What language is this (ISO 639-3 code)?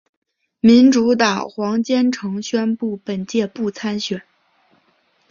zho